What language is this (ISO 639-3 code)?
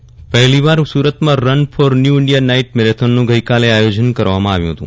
guj